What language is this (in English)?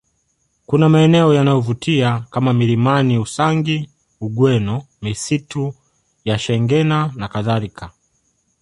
Swahili